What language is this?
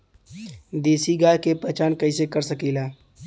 Bhojpuri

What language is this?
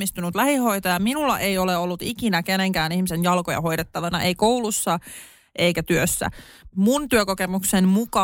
Finnish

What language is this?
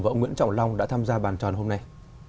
Vietnamese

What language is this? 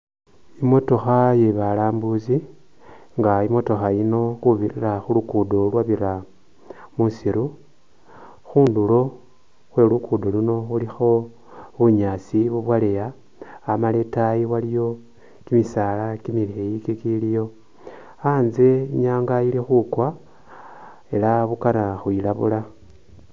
Masaaba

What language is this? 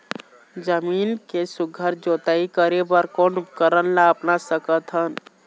Chhattisgarhi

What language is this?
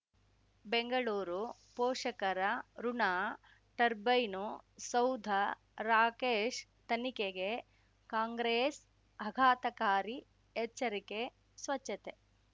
Kannada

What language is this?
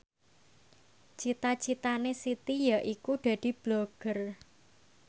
Javanese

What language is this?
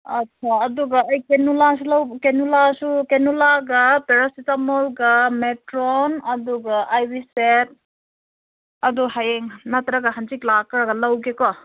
Manipuri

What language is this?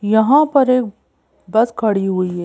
Hindi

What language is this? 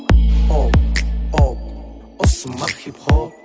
Kazakh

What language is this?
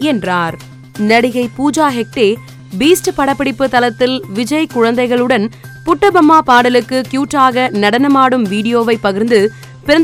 Tamil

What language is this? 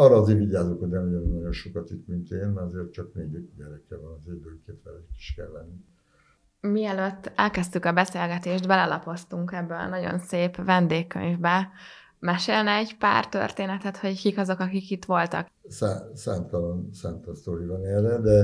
Hungarian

